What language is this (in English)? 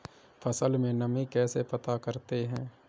Hindi